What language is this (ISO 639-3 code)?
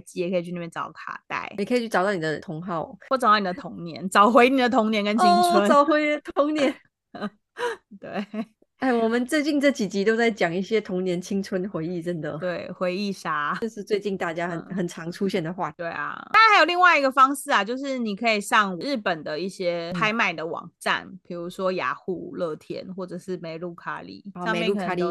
zho